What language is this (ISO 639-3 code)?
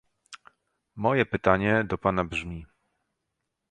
pol